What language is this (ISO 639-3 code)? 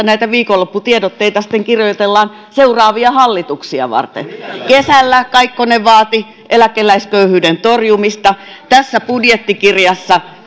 fin